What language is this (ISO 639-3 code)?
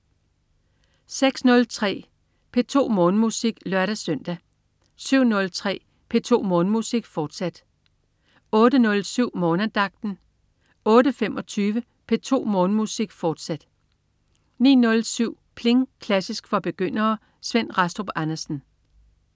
dan